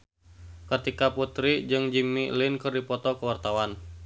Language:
Sundanese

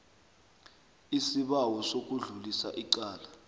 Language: South Ndebele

